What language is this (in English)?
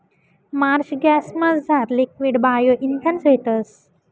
Marathi